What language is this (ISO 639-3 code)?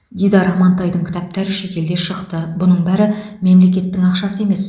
kaz